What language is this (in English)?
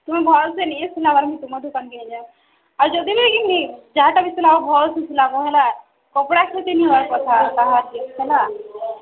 Odia